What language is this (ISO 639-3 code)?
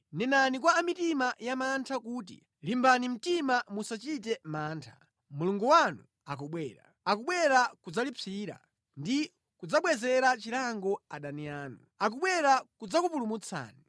nya